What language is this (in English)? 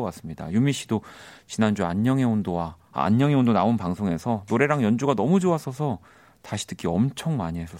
Korean